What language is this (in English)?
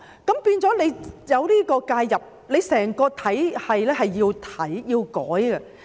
Cantonese